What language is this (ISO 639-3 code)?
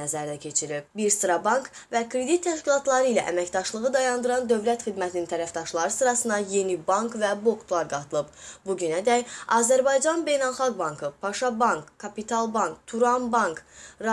aze